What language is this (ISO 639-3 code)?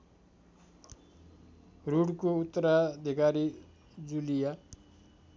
nep